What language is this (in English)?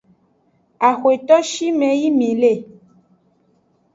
Aja (Benin)